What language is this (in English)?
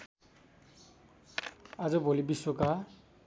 Nepali